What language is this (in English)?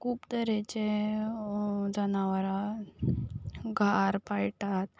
Konkani